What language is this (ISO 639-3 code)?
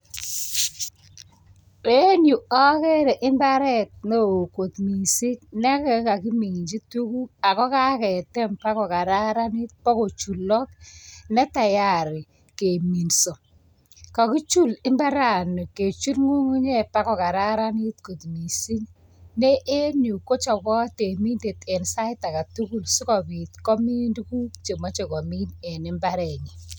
kln